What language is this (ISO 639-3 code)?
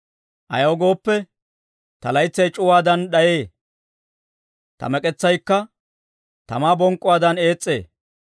dwr